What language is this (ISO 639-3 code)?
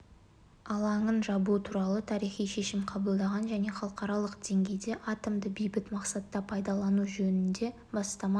kaz